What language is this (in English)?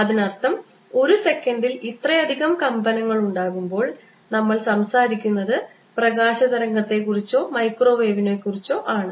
Malayalam